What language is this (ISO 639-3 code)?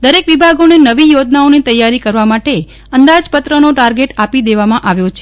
guj